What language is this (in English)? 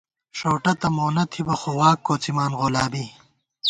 Gawar-Bati